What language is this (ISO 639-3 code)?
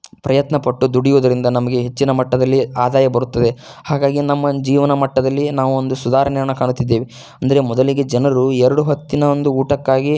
kan